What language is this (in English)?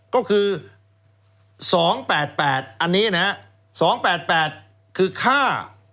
Thai